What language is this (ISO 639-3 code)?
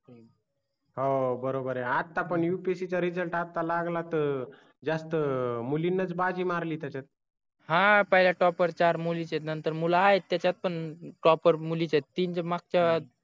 mar